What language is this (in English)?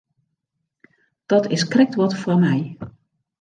Western Frisian